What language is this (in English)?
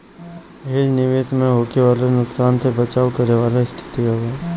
Bhojpuri